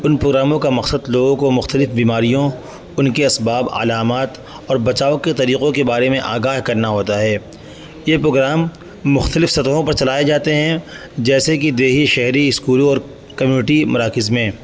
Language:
Urdu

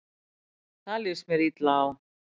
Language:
Icelandic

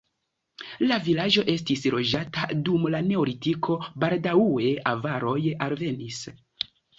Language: Esperanto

